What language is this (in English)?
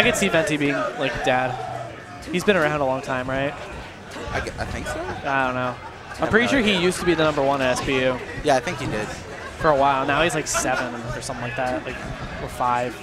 English